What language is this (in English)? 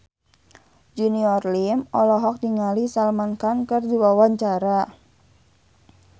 Sundanese